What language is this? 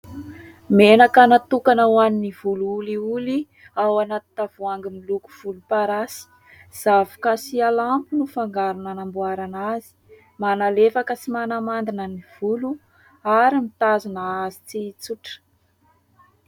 Malagasy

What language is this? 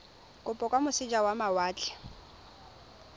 Tswana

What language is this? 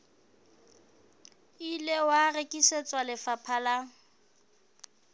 Southern Sotho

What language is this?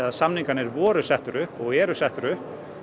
Icelandic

